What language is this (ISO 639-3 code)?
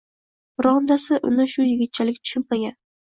uzb